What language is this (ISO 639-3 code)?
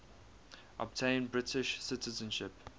eng